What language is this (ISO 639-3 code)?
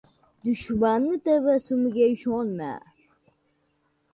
uzb